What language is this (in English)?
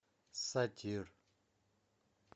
Russian